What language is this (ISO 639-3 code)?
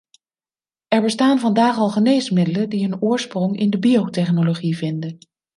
nld